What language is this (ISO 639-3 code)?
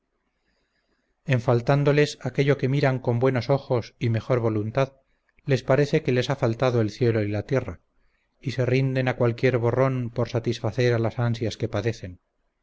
spa